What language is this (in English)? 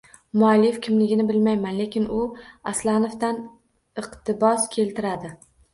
Uzbek